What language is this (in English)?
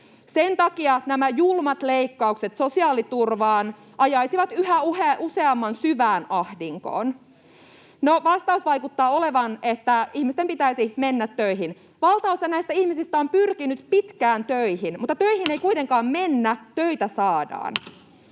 Finnish